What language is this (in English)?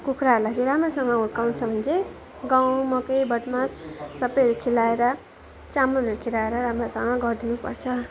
Nepali